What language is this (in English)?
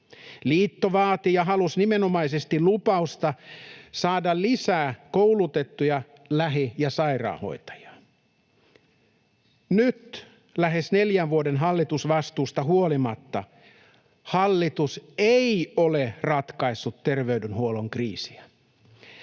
Finnish